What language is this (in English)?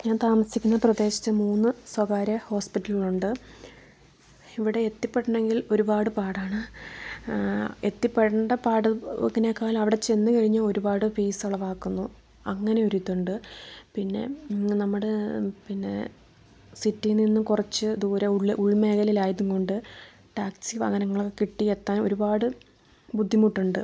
Malayalam